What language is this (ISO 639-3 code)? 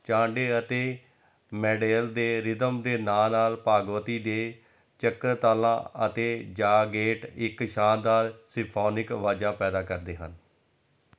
pan